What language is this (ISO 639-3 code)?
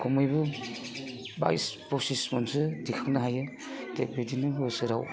brx